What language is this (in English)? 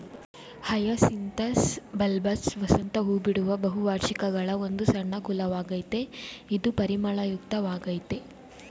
Kannada